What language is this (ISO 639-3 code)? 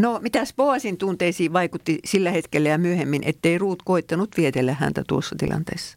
fin